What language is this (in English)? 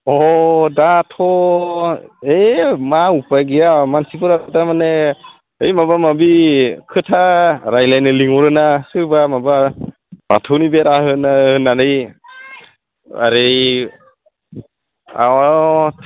Bodo